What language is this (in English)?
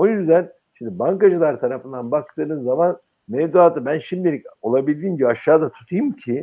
Turkish